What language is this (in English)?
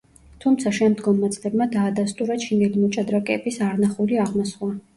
Georgian